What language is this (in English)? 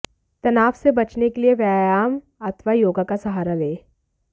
Hindi